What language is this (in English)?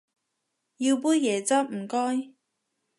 Cantonese